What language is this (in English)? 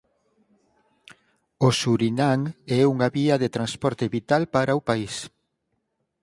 Galician